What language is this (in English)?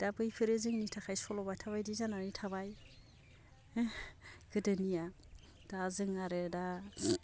Bodo